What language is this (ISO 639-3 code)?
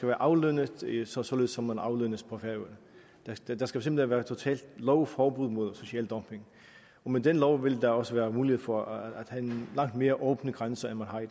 dan